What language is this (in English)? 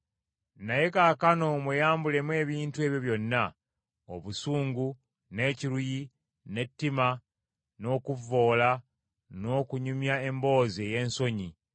Ganda